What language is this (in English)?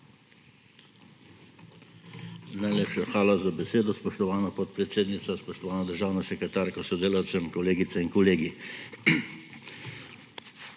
Slovenian